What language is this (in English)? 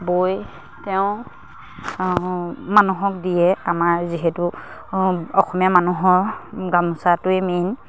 Assamese